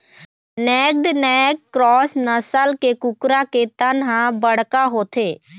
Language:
Chhattisgarhi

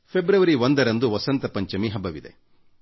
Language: Kannada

